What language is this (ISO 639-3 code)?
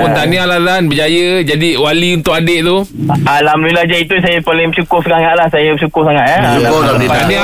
msa